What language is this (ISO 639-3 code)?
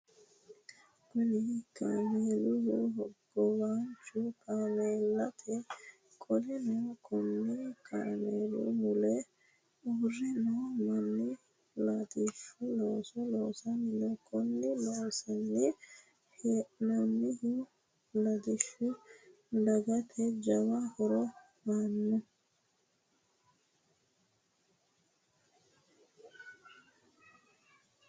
sid